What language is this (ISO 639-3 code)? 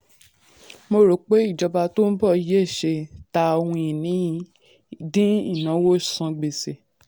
yor